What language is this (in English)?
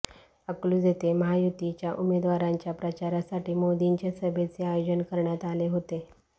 Marathi